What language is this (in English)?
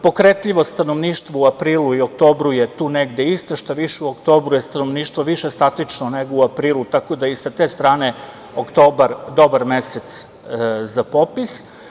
Serbian